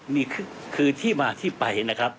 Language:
Thai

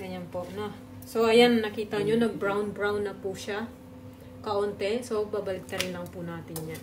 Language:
Filipino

